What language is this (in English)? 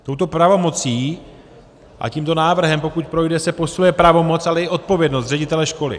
Czech